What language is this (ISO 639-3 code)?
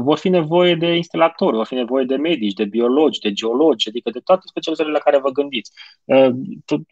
ron